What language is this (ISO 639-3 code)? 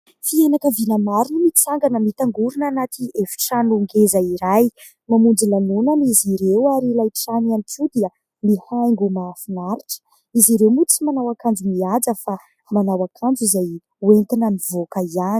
mlg